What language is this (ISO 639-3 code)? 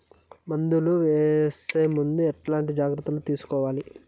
tel